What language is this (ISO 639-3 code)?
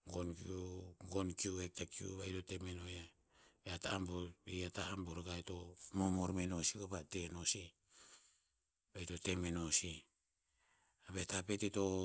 tpz